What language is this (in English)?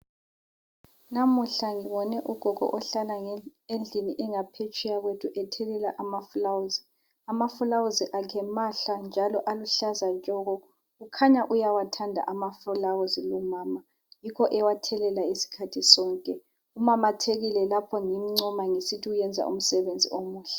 North Ndebele